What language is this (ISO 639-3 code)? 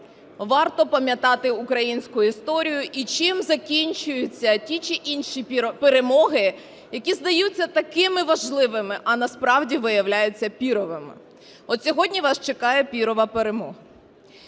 ukr